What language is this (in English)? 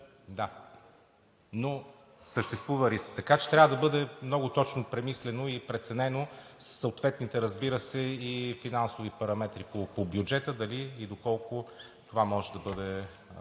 Bulgarian